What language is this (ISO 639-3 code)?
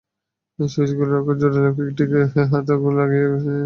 ben